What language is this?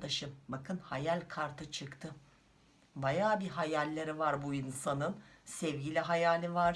Turkish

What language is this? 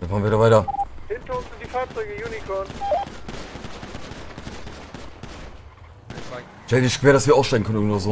German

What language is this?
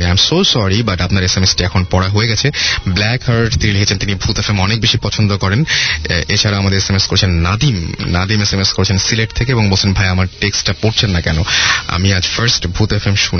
Bangla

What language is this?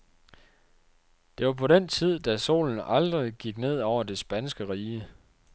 Danish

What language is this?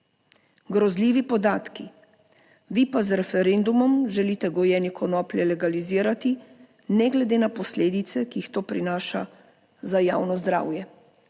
Slovenian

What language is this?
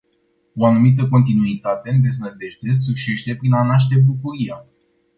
Romanian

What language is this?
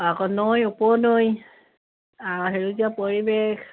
Assamese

